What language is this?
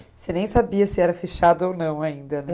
Portuguese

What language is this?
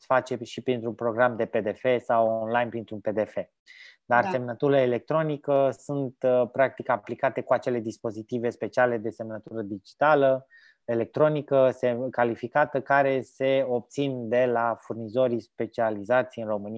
Romanian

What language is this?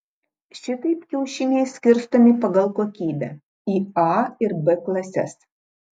Lithuanian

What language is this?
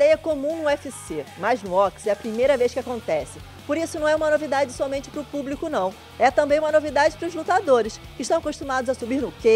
Portuguese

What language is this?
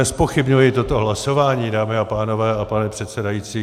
Czech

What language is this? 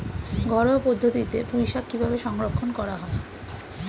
Bangla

